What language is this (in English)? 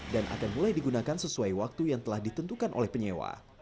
Indonesian